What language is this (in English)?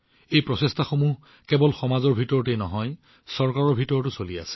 Assamese